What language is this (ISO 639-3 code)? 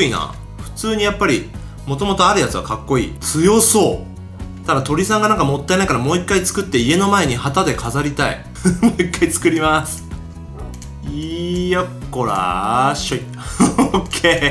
jpn